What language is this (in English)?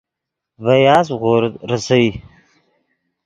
Yidgha